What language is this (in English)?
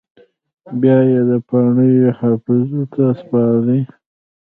Pashto